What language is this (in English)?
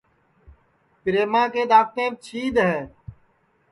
Sansi